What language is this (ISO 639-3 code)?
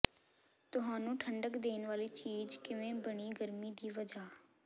pan